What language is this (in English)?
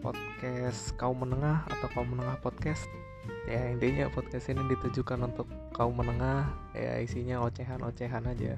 Indonesian